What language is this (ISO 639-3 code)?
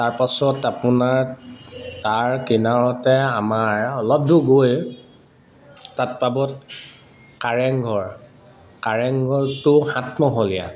asm